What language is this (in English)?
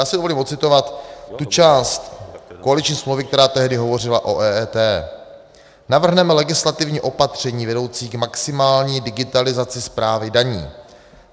Czech